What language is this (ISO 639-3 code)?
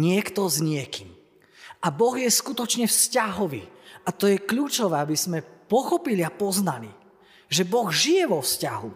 slk